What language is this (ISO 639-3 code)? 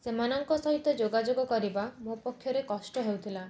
ori